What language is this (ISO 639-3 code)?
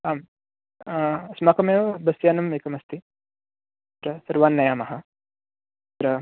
san